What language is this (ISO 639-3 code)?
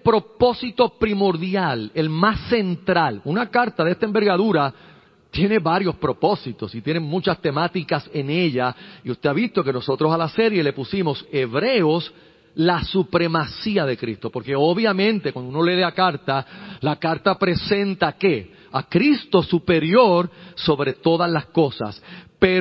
spa